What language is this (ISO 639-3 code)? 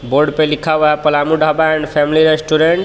hin